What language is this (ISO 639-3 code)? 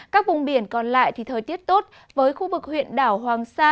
vie